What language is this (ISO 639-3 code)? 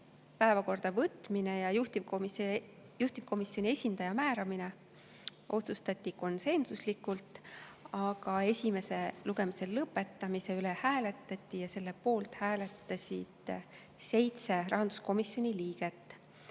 est